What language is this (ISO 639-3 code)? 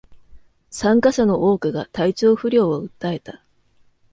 jpn